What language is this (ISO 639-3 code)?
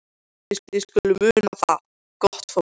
isl